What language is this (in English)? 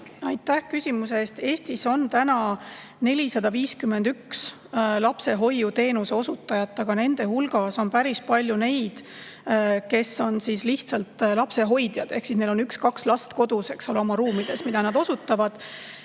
Estonian